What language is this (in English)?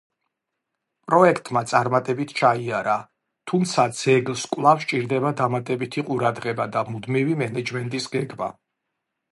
Georgian